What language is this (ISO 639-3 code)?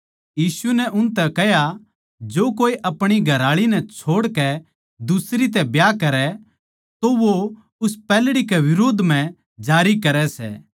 bgc